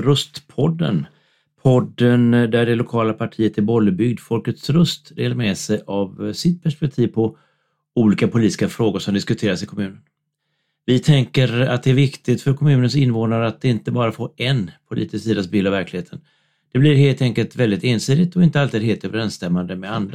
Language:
Swedish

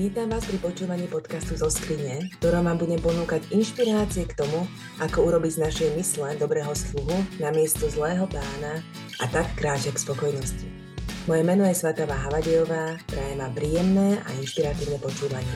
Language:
Slovak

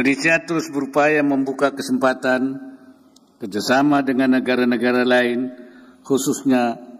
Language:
Indonesian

